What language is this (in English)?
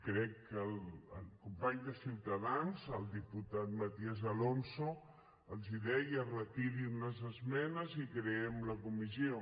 Catalan